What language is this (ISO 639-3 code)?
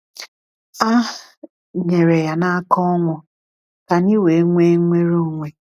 ibo